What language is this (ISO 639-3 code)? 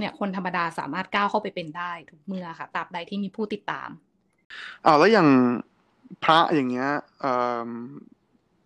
tha